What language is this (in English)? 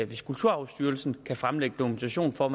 Danish